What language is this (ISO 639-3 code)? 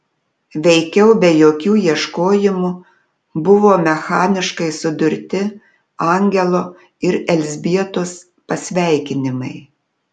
lit